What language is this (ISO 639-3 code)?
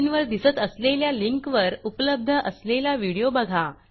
mar